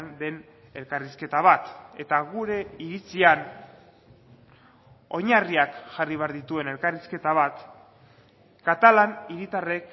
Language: Basque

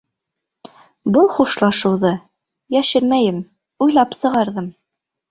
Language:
Bashkir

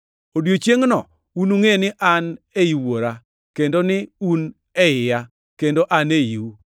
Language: Luo (Kenya and Tanzania)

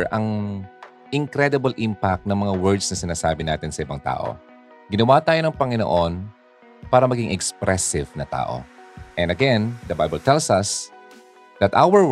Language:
Filipino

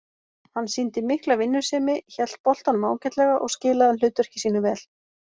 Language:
Icelandic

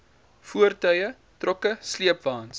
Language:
Afrikaans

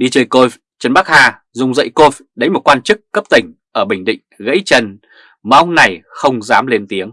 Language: Vietnamese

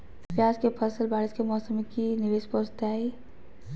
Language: Magahi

